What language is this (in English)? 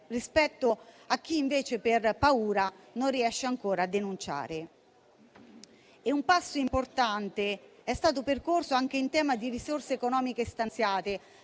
Italian